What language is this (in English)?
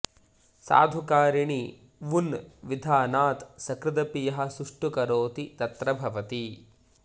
Sanskrit